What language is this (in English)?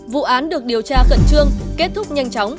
Vietnamese